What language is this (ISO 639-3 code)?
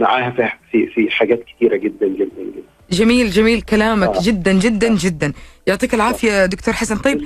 ara